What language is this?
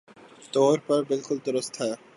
Urdu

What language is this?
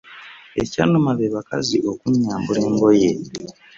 Ganda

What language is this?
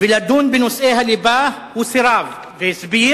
Hebrew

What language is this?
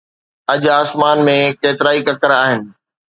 Sindhi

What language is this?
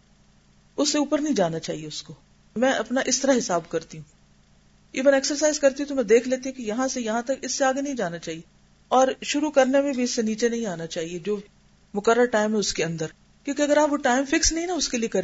Urdu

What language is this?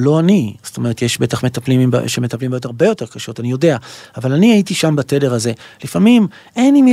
Hebrew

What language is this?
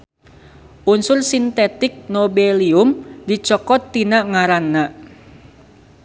Sundanese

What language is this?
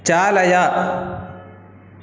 Sanskrit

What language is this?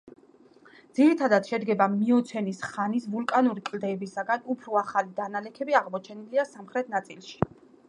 Georgian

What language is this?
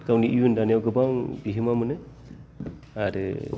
Bodo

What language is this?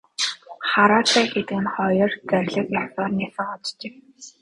Mongolian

